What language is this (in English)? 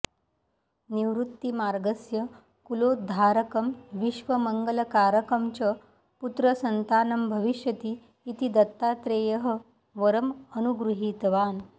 Sanskrit